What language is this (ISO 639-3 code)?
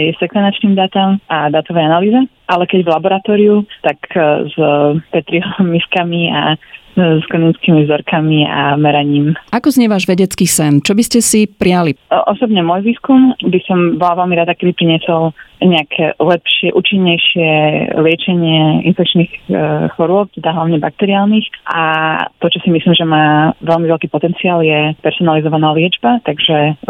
slk